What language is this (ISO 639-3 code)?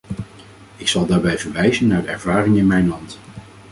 nld